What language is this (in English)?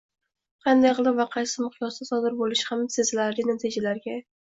Uzbek